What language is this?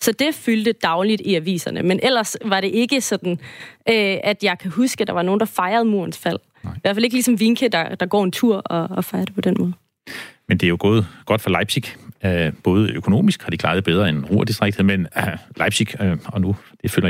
Danish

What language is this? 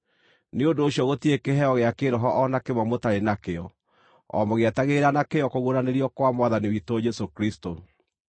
Kikuyu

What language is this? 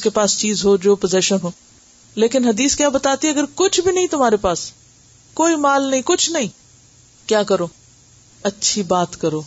Urdu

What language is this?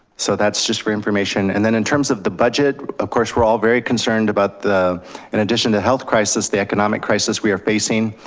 English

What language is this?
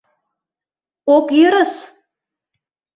Mari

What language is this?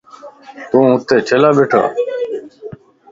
Lasi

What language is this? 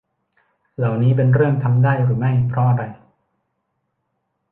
Thai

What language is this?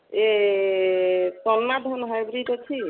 Odia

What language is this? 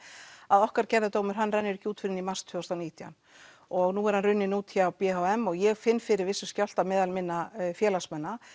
Icelandic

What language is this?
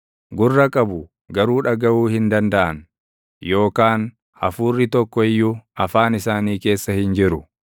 Oromo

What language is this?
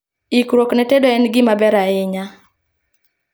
Luo (Kenya and Tanzania)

